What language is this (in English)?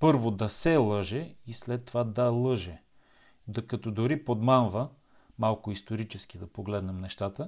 Bulgarian